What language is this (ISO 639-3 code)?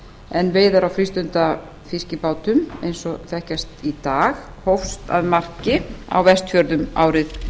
isl